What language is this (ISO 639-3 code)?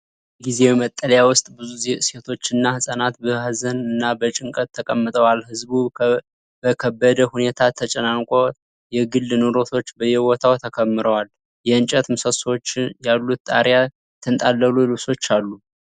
amh